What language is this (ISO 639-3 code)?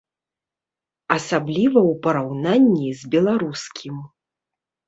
bel